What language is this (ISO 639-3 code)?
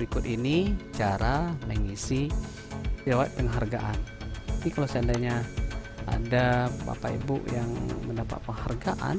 ind